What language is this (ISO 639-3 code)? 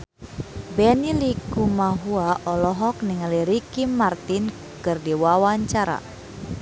sun